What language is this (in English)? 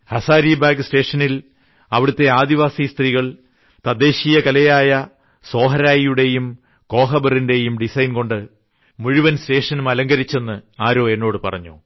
Malayalam